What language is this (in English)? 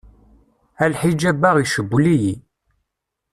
Kabyle